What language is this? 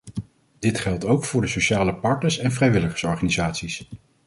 Dutch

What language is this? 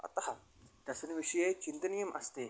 Sanskrit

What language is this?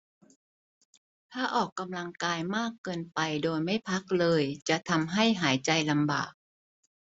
Thai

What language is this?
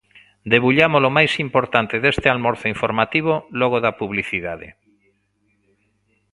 Galician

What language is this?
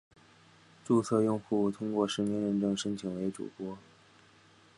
Chinese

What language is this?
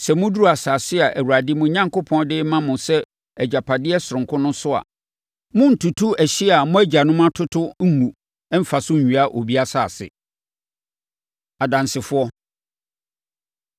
Akan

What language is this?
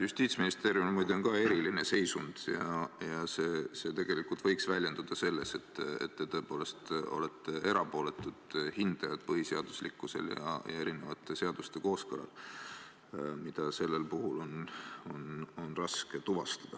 Estonian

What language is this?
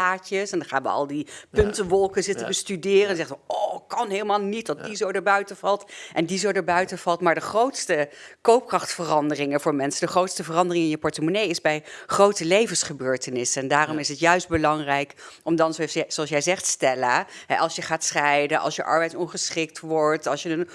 Dutch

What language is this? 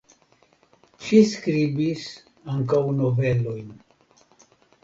Esperanto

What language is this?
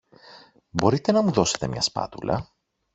Greek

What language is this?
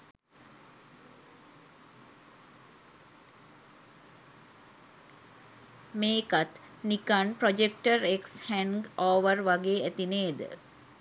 Sinhala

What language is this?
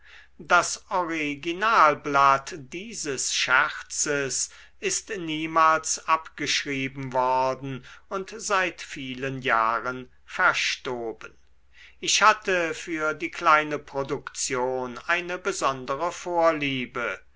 German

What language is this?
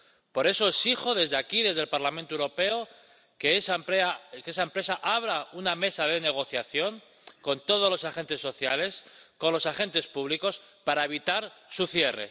Spanish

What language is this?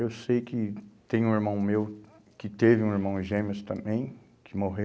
Portuguese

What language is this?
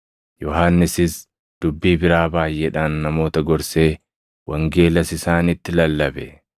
Oromo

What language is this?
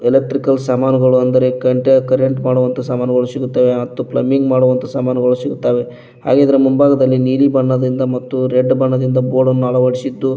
Kannada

